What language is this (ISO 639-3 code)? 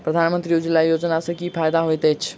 mai